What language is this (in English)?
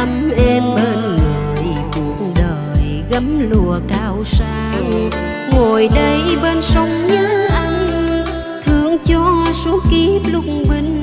Vietnamese